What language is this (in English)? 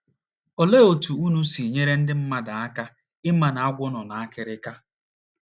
Igbo